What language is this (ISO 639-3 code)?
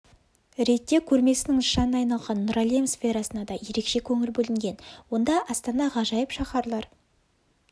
kaz